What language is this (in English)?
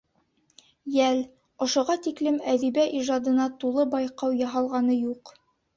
Bashkir